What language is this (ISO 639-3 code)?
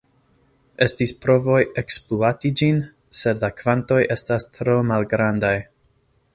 epo